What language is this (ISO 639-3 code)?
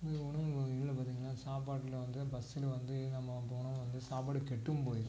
tam